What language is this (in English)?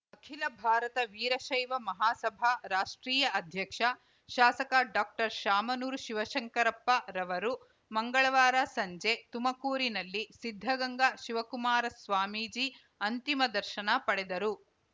Kannada